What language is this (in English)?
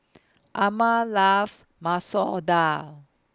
English